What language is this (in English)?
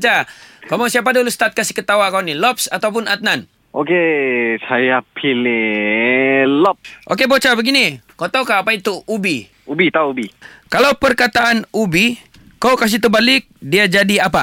Malay